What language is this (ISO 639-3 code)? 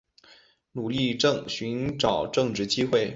zho